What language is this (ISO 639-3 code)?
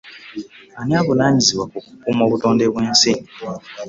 lug